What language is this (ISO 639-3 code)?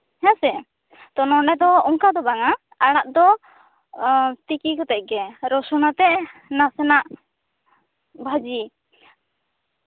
sat